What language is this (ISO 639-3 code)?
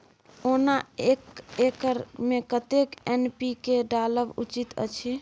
mai